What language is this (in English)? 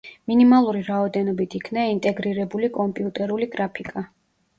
Georgian